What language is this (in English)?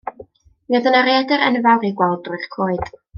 Welsh